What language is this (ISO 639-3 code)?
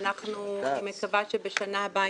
heb